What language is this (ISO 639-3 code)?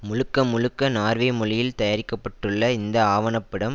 tam